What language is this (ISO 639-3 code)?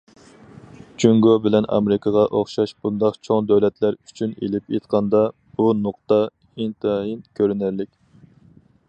uig